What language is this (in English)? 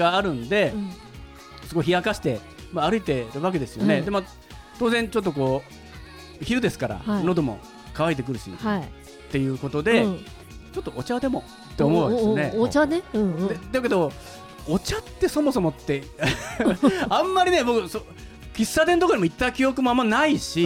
Japanese